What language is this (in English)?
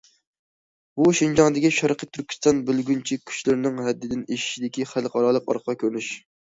Uyghur